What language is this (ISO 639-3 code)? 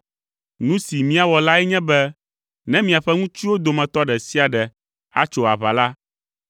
ewe